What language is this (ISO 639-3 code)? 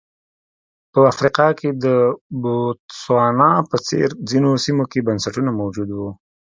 pus